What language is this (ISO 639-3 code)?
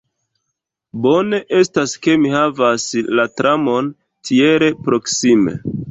epo